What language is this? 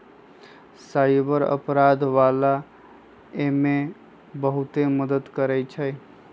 Magahi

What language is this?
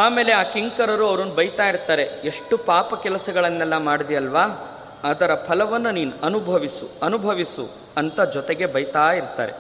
Kannada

